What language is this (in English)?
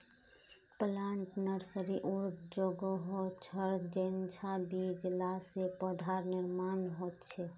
Magahi